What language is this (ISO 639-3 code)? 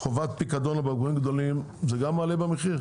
heb